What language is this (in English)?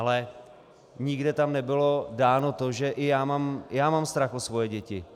Czech